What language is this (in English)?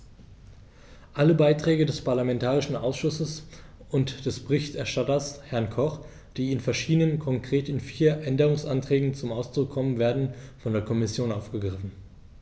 German